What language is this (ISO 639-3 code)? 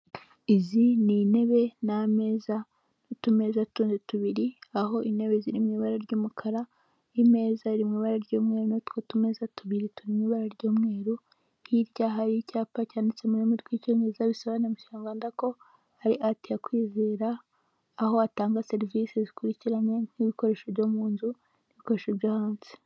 kin